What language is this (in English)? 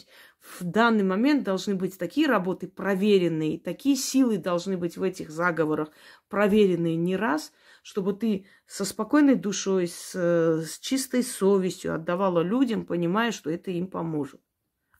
Russian